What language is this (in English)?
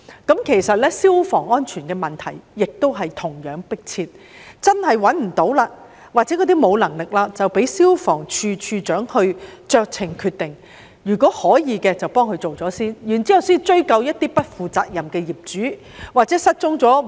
Cantonese